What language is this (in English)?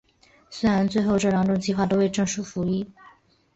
Chinese